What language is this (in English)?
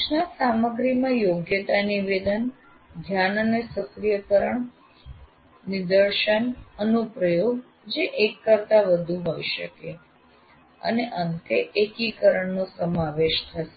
Gujarati